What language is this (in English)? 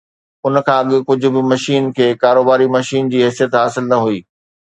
Sindhi